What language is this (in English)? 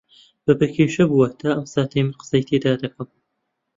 Central Kurdish